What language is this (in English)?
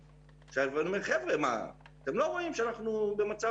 Hebrew